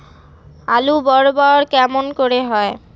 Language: Bangla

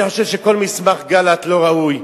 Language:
Hebrew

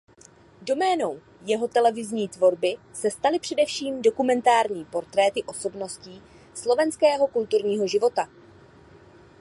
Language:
Czech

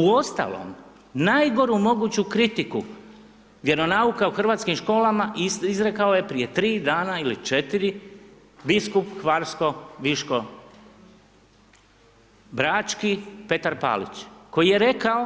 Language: Croatian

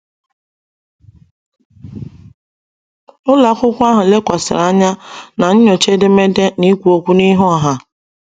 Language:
Igbo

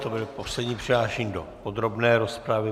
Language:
Czech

